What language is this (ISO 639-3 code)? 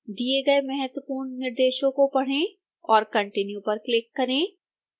hin